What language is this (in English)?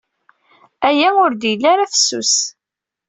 Kabyle